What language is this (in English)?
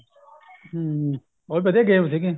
Punjabi